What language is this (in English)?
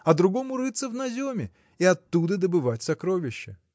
Russian